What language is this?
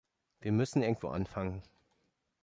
German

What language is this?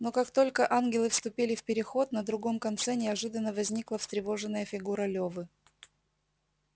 Russian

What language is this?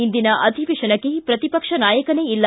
Kannada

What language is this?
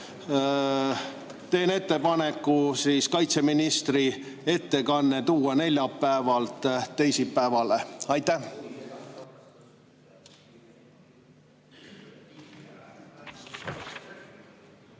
Estonian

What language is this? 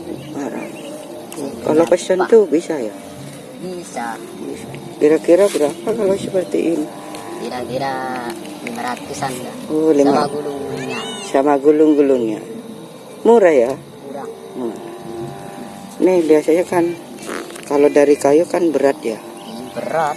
Indonesian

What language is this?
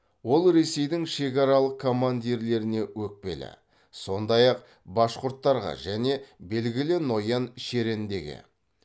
Kazakh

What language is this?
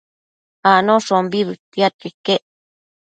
Matsés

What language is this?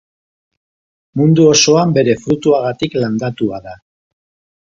Basque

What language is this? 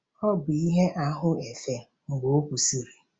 Igbo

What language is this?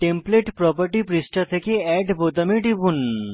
Bangla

